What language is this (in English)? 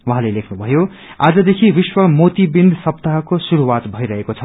Nepali